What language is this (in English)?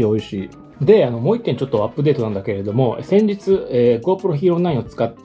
Japanese